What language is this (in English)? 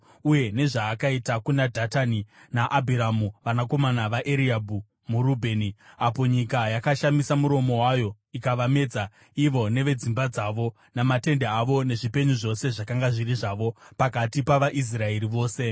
Shona